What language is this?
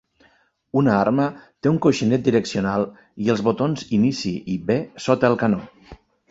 Catalan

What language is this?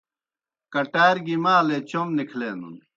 Kohistani Shina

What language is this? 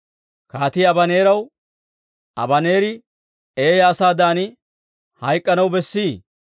Dawro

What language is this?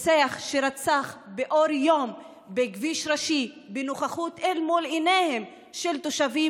Hebrew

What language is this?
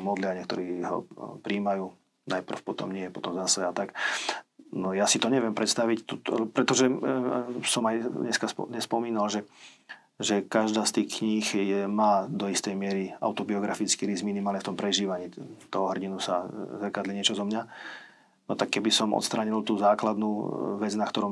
Slovak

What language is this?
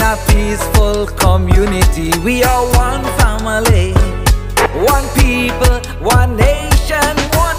English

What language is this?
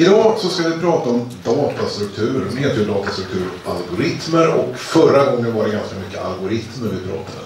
Swedish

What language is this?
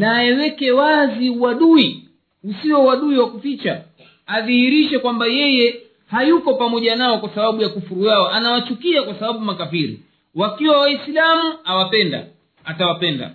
Swahili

